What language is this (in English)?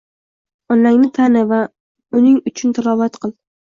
Uzbek